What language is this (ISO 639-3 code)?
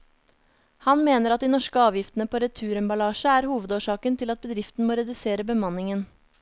nor